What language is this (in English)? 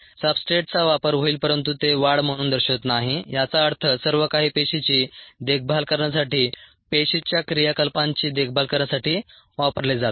Marathi